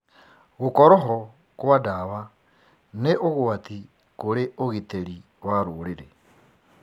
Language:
Kikuyu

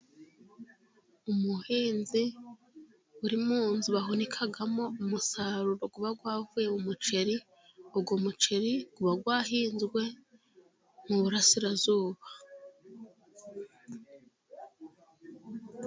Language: Kinyarwanda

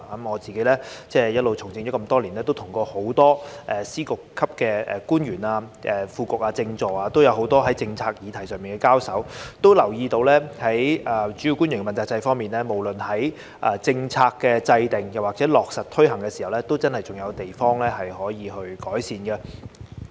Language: Cantonese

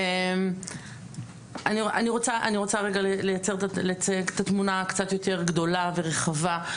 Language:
Hebrew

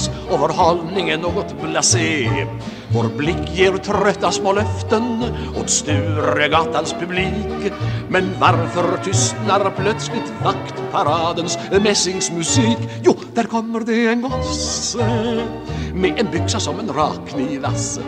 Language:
Swedish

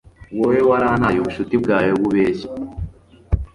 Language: Kinyarwanda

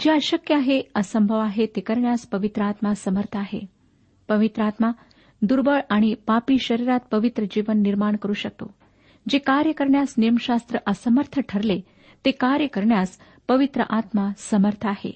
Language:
Marathi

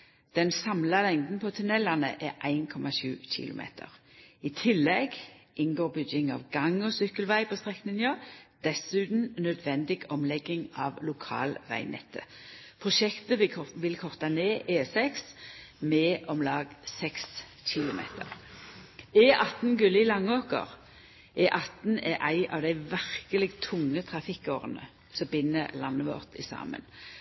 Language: Norwegian Nynorsk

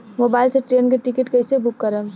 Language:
Bhojpuri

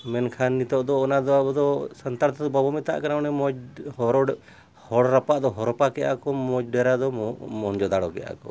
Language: Santali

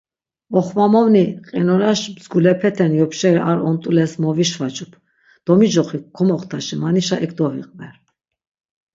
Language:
Laz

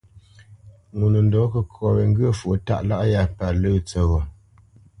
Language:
Bamenyam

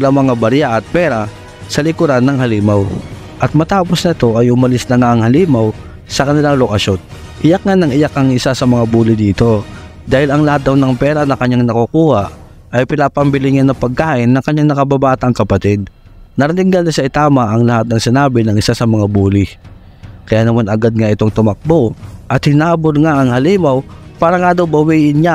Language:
Filipino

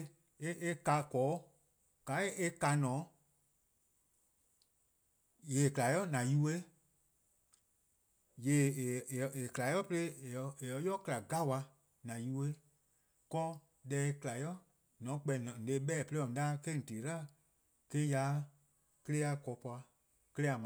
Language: Eastern Krahn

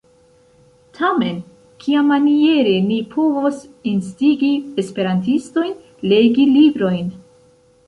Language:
Esperanto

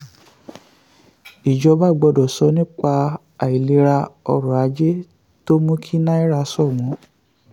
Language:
Yoruba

